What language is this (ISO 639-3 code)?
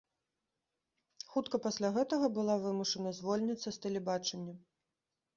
bel